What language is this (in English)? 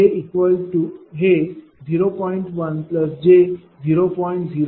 Marathi